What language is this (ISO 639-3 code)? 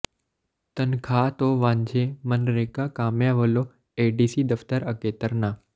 pan